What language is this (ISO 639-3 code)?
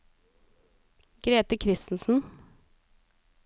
nor